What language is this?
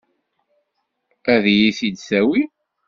Kabyle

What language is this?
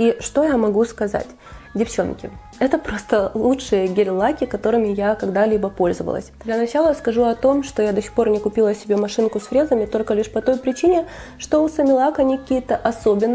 Russian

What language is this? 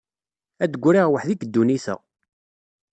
Kabyle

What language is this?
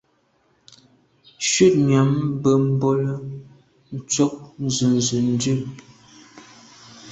Medumba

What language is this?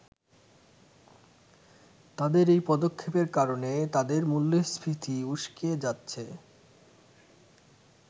Bangla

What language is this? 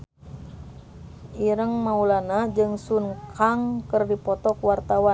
Sundanese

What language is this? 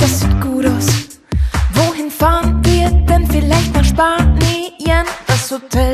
Romanian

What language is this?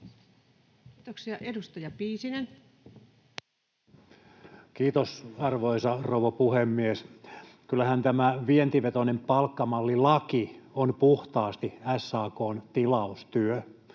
Finnish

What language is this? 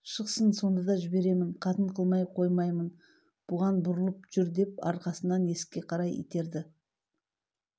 Kazakh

